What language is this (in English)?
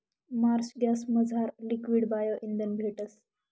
Marathi